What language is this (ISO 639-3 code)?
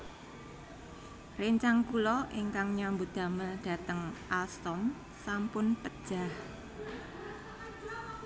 jav